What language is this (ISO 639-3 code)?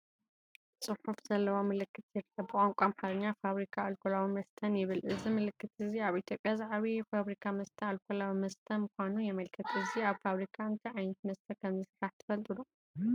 tir